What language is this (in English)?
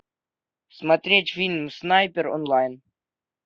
Russian